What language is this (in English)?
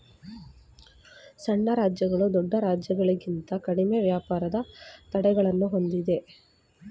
Kannada